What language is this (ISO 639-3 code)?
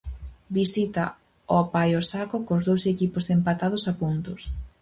glg